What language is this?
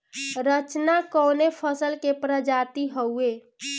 Bhojpuri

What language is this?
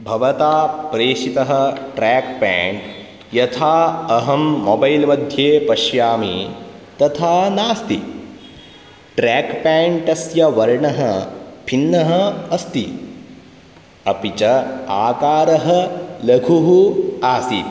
Sanskrit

